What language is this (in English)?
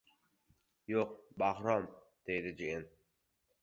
Uzbek